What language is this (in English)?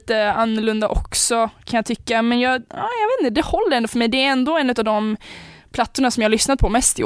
Swedish